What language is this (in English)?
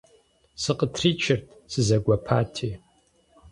Kabardian